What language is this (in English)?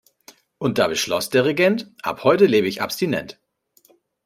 German